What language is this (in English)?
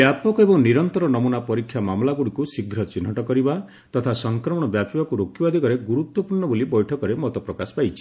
Odia